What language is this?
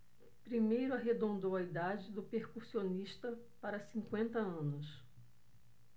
Portuguese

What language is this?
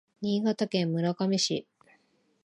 Japanese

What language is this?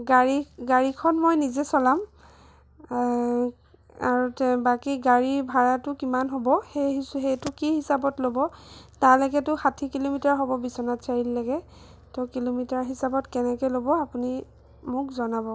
Assamese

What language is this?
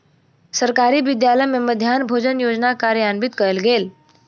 Maithili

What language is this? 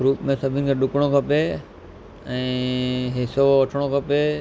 Sindhi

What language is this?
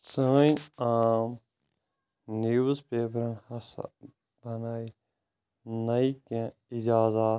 Kashmiri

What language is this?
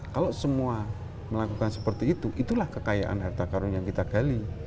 Indonesian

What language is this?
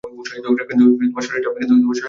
Bangla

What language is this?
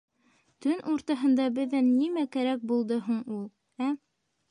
Bashkir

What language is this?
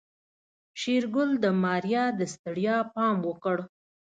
Pashto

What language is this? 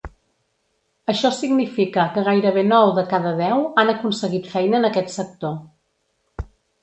Catalan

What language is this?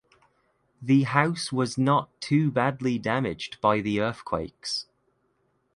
English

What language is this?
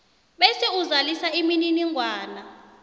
South Ndebele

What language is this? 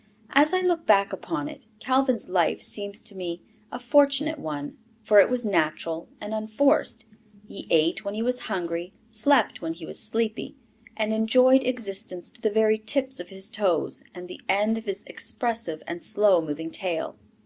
English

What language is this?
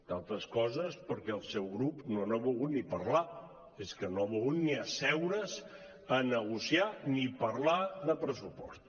Catalan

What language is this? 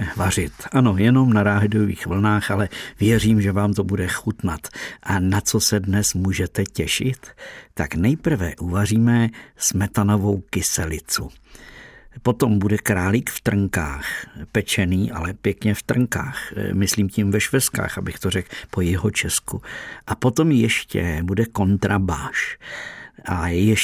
Czech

